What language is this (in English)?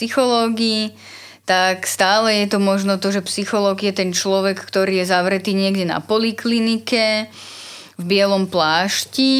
Slovak